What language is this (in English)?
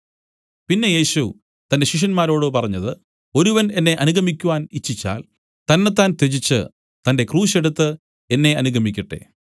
Malayalam